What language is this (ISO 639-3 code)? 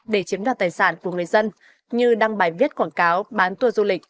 vie